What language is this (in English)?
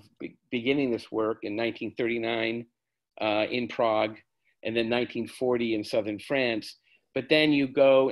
English